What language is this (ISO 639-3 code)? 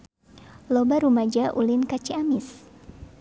sun